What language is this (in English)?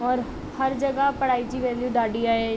Sindhi